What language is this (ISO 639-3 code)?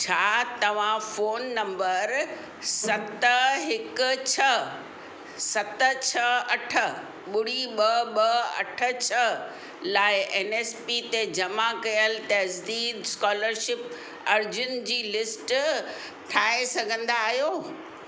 snd